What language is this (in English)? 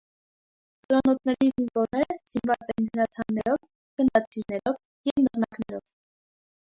Armenian